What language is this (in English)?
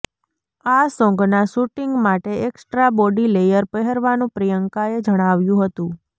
Gujarati